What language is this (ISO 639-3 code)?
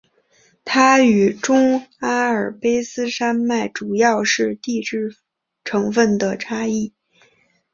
zho